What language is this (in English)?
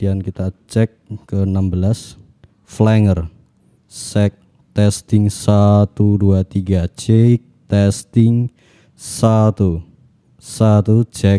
Indonesian